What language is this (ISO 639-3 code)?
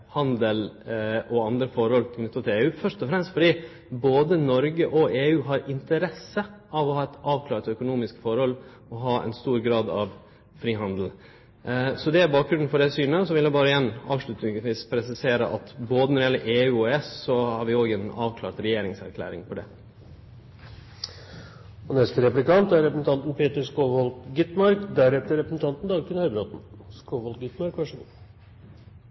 nor